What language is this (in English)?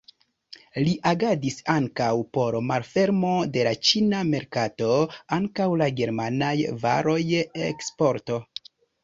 Esperanto